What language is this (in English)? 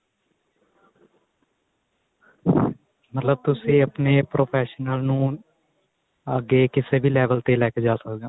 Punjabi